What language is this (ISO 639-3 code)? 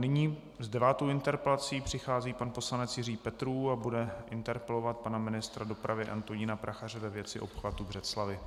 ces